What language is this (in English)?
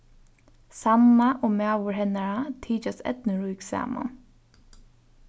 Faroese